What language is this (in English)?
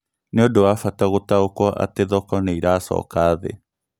Kikuyu